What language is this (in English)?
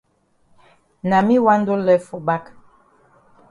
Cameroon Pidgin